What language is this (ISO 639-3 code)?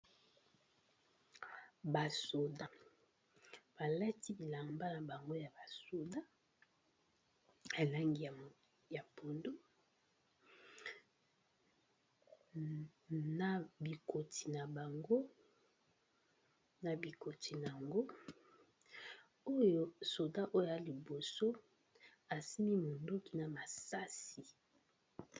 lin